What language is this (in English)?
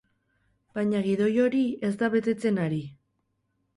Basque